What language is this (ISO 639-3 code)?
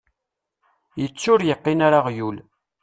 kab